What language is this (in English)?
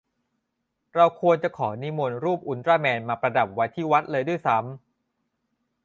Thai